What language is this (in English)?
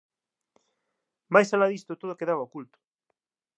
Galician